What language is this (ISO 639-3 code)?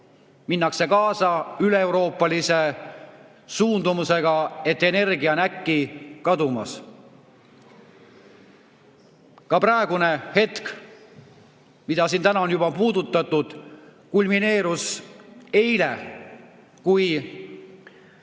est